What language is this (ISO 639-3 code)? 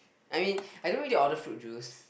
eng